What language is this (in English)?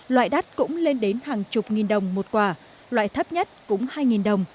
Vietnamese